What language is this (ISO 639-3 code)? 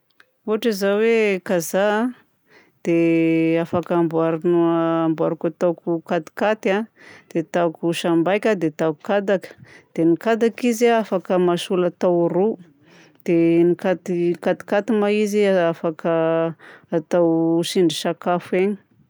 bzc